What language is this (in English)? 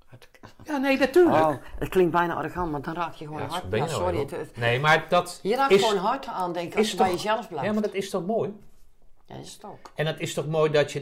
Dutch